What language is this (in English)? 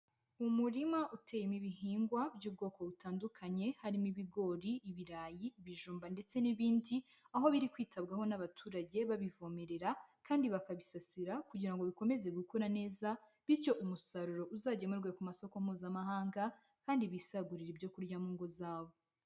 Kinyarwanda